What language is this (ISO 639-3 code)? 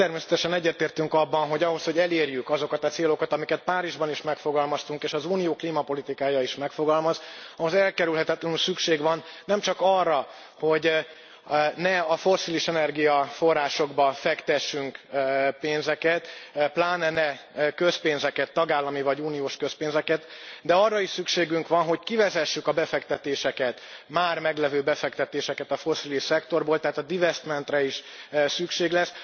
hun